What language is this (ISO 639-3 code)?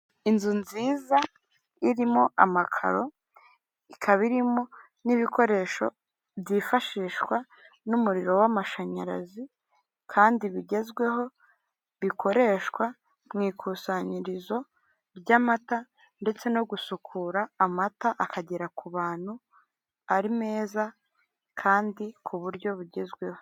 kin